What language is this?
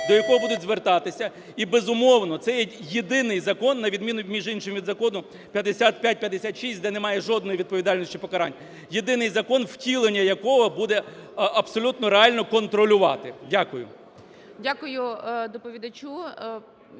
Ukrainian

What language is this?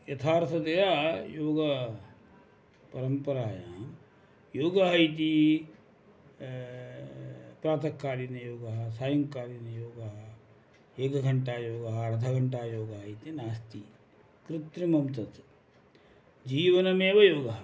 Sanskrit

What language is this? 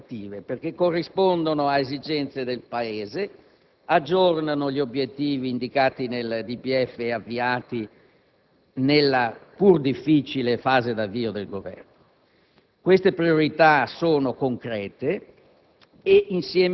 Italian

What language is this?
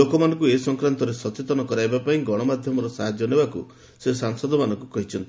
Odia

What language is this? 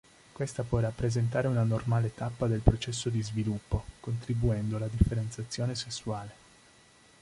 Italian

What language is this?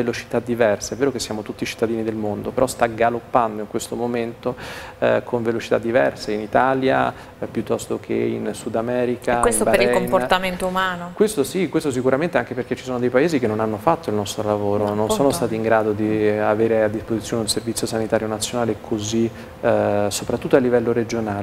Italian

